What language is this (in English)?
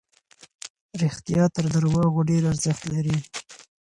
Pashto